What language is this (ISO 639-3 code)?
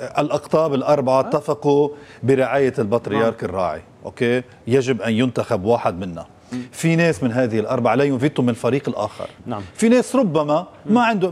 ara